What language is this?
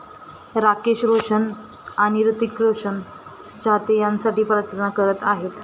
Marathi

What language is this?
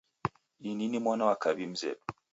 Taita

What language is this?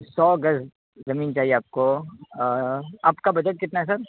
Urdu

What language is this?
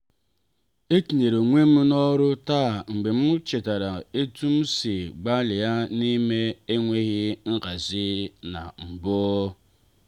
Igbo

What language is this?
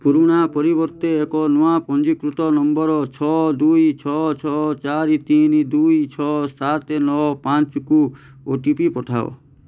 Odia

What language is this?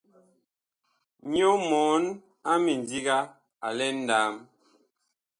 Bakoko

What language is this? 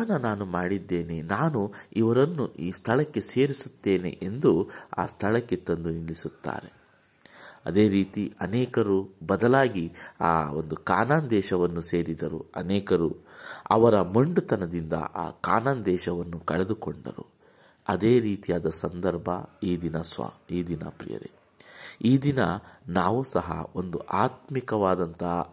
Kannada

